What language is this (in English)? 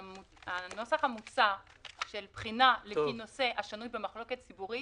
Hebrew